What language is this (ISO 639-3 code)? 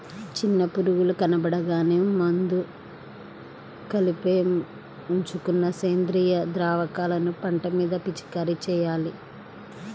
tel